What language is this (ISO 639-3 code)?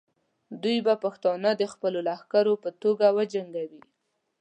pus